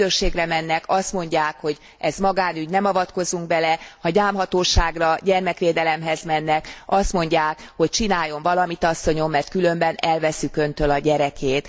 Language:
Hungarian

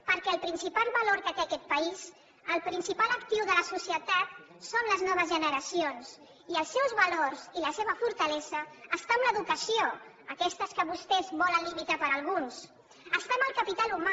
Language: Catalan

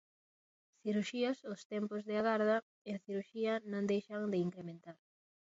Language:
Galician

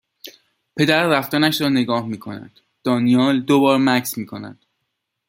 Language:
Persian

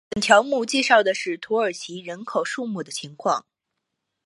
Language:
Chinese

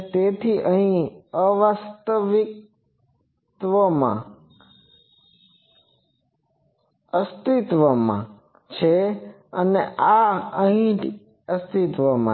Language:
Gujarati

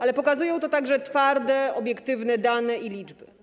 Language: Polish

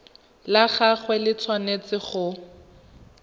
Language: Tswana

